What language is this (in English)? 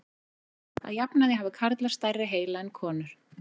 Icelandic